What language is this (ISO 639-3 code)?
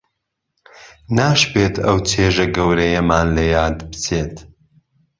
ckb